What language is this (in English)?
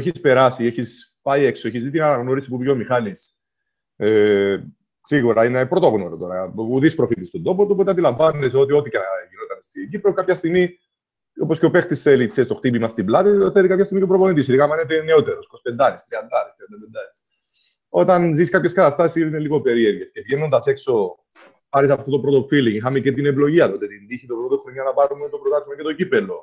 Greek